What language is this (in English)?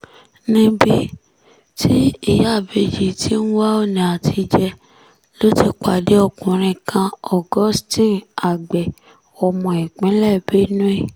Yoruba